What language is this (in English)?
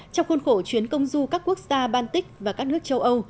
Vietnamese